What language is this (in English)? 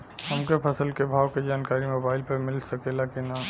Bhojpuri